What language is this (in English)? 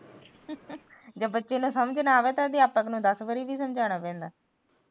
Punjabi